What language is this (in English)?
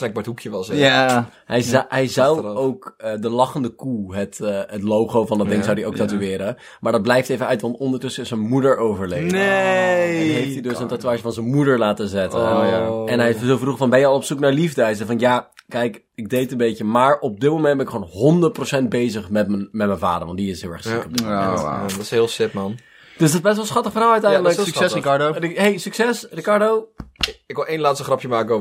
Dutch